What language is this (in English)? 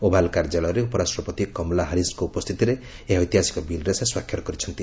Odia